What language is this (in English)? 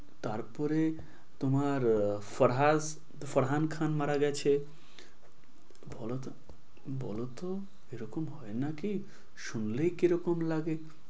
Bangla